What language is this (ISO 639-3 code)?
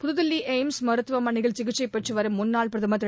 tam